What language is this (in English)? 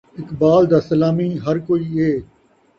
Saraiki